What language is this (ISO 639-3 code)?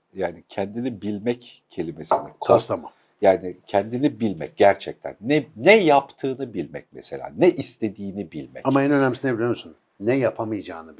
tur